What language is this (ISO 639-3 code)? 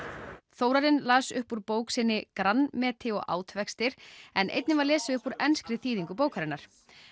isl